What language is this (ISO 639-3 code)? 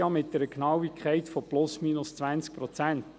gsw